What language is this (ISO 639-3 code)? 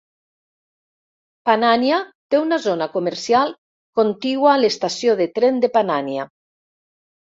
cat